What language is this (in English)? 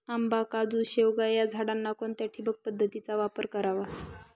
Marathi